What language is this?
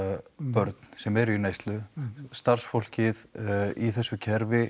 Icelandic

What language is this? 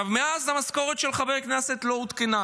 Hebrew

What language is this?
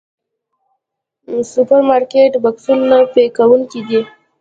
Pashto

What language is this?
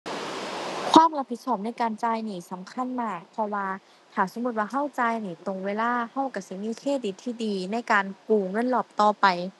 Thai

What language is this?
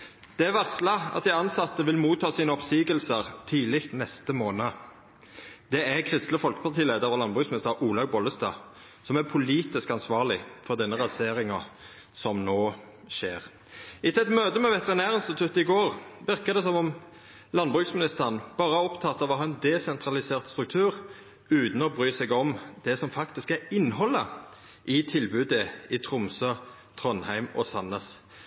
Norwegian Nynorsk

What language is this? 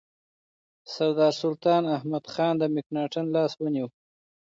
Pashto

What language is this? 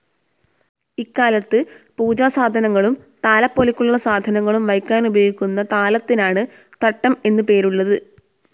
Malayalam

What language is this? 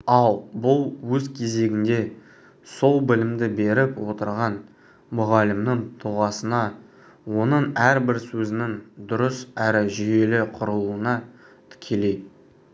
Kazakh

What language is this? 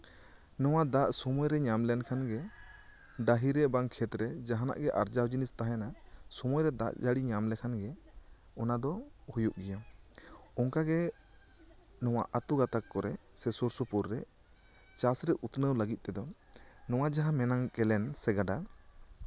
Santali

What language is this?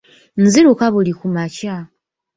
Ganda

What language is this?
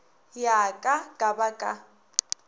Northern Sotho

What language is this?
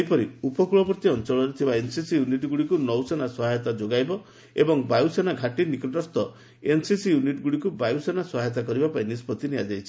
Odia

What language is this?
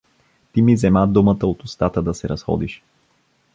Bulgarian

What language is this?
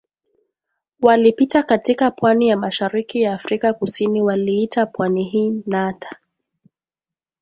Swahili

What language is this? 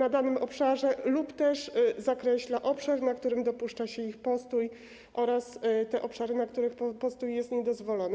Polish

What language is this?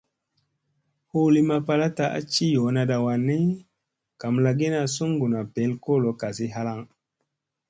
Musey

